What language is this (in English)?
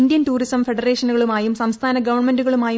Malayalam